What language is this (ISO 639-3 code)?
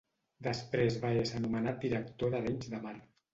cat